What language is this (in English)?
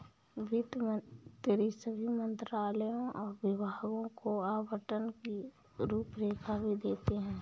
Hindi